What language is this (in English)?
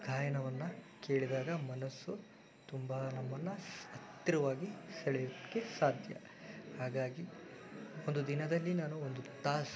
Kannada